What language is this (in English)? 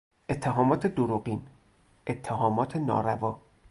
Persian